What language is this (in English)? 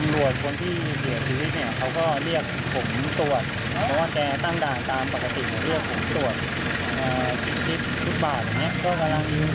Thai